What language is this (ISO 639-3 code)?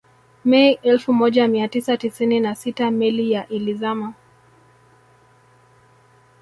swa